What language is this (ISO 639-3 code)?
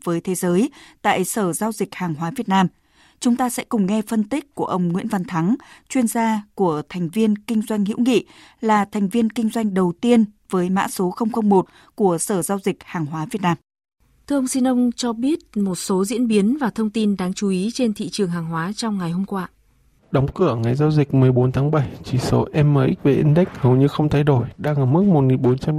vie